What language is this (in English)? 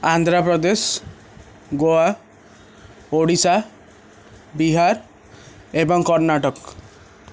Odia